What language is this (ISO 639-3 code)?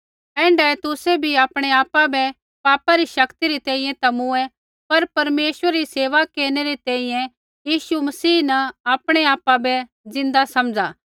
kfx